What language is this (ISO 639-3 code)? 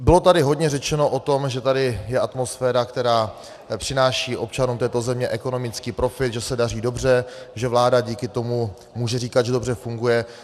ces